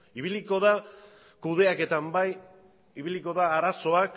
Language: Basque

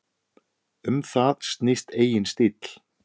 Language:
Icelandic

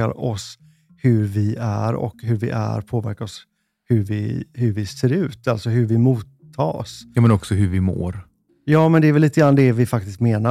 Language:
Swedish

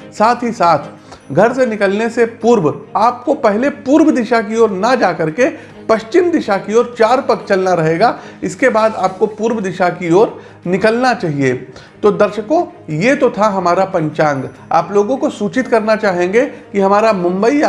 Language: Hindi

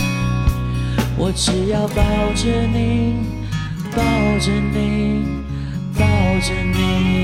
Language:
Chinese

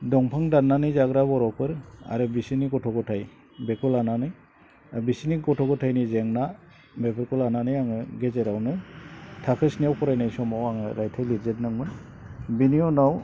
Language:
Bodo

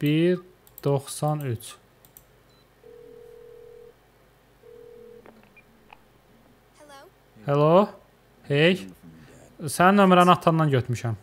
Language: Turkish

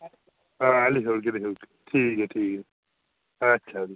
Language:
Dogri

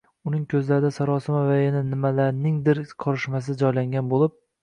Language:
Uzbek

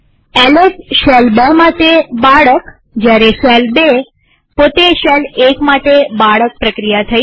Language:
Gujarati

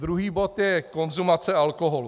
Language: Czech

